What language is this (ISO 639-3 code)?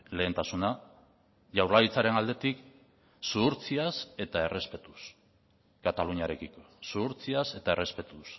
eus